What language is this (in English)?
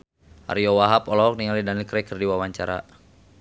Sundanese